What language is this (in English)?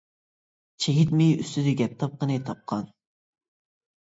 Uyghur